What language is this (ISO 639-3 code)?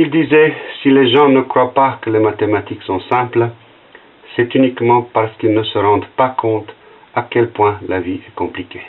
fra